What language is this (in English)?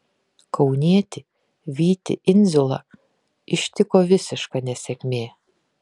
Lithuanian